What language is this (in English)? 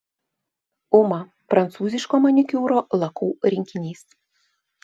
Lithuanian